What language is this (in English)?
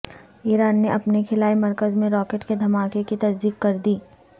Urdu